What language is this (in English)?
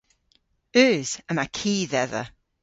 Cornish